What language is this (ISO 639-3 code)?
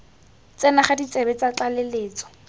tsn